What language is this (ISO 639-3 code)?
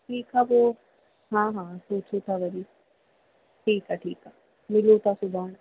snd